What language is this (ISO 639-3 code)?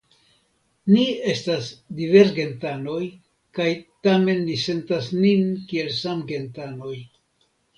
epo